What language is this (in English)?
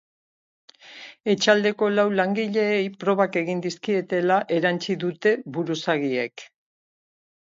Basque